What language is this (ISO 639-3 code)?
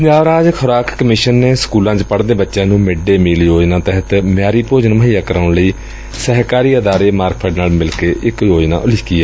pan